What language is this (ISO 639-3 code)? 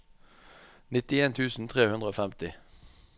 nor